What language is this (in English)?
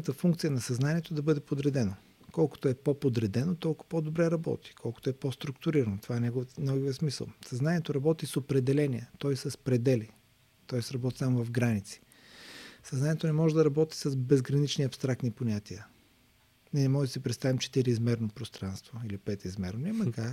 Bulgarian